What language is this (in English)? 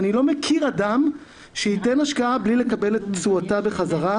Hebrew